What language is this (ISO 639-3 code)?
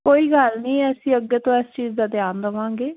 pan